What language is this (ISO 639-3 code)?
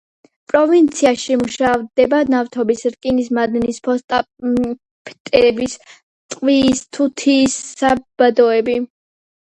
kat